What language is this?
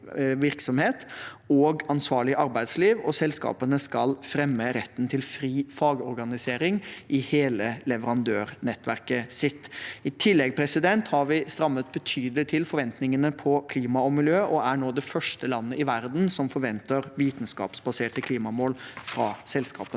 Norwegian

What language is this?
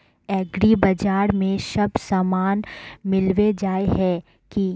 Magahi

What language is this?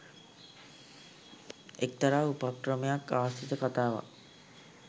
Sinhala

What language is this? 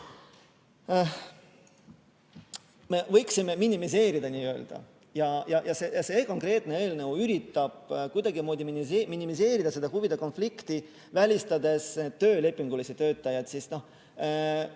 Estonian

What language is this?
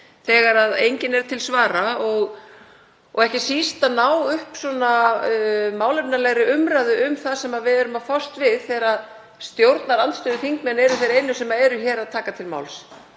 Icelandic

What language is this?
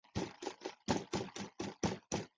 Chinese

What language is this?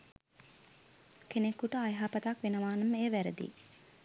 Sinhala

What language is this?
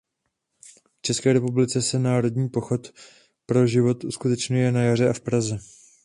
Czech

